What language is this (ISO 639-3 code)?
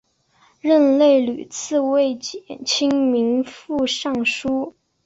zho